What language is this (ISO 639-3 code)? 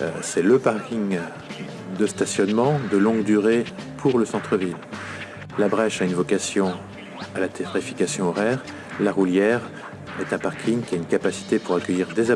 fra